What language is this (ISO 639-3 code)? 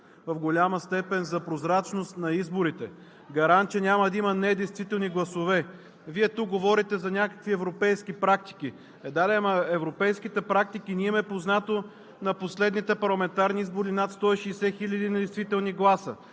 bul